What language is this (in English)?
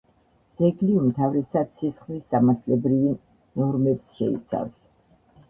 Georgian